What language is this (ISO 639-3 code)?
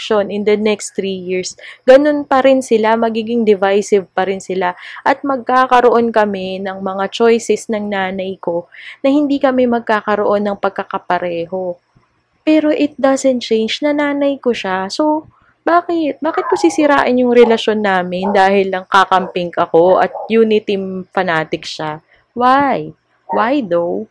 fil